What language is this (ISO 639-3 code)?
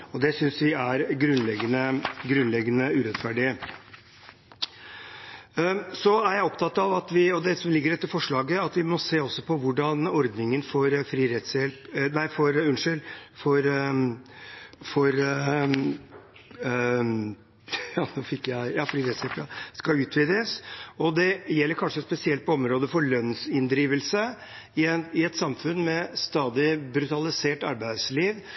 nob